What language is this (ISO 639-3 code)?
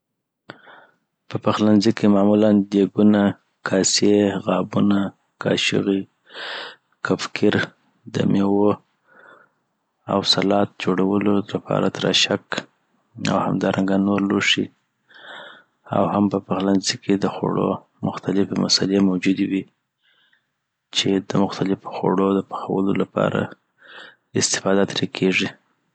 pbt